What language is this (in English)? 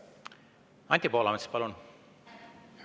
Estonian